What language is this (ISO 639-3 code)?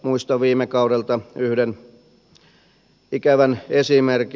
fin